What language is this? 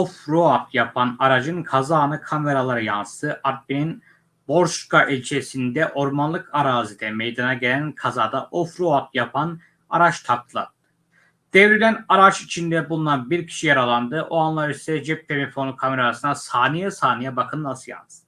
Turkish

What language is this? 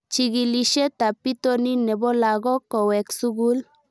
Kalenjin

